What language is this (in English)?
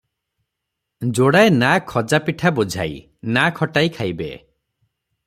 Odia